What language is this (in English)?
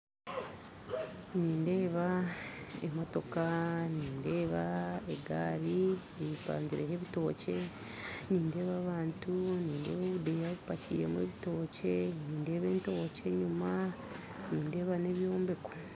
Nyankole